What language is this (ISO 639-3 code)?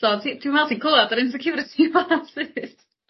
cym